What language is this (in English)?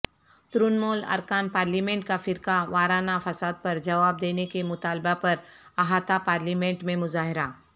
Urdu